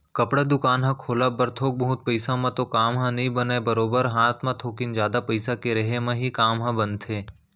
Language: Chhattisgarhi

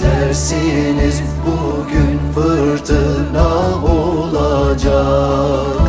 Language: Turkish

